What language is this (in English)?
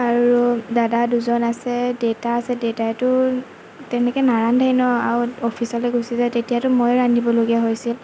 Assamese